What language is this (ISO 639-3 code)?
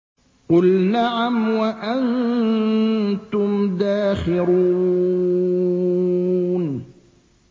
ara